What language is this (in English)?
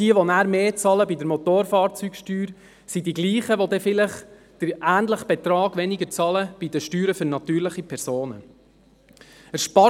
Swiss German